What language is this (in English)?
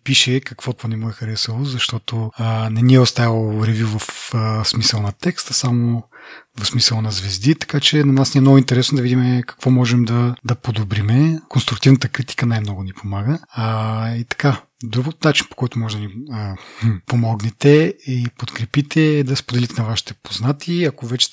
Bulgarian